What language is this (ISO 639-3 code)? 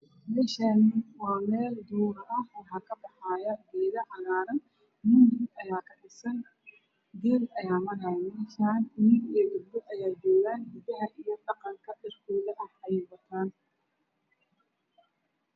som